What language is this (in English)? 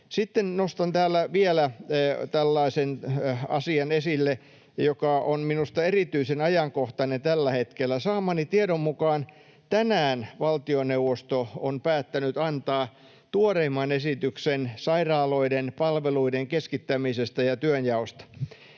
Finnish